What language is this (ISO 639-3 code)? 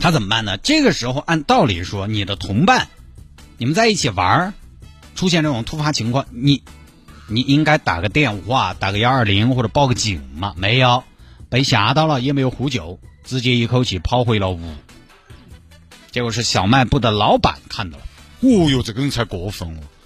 zho